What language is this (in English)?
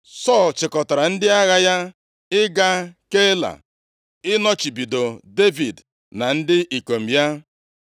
Igbo